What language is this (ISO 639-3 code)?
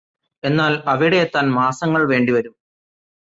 mal